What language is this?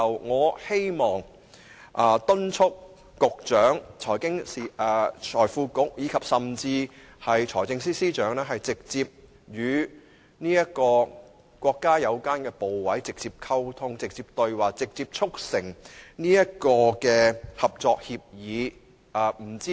Cantonese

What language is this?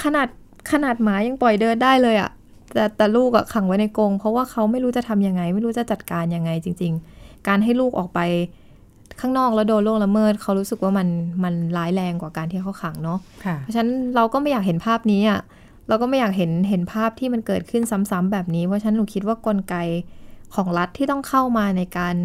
Thai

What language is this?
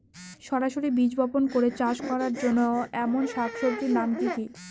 Bangla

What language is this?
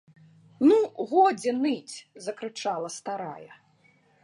Belarusian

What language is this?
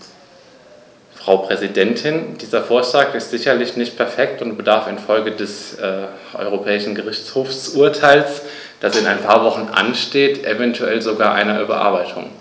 German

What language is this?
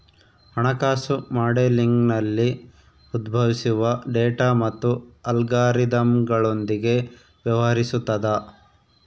Kannada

